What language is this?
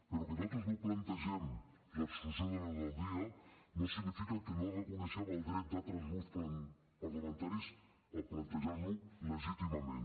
Catalan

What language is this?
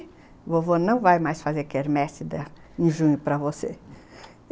Portuguese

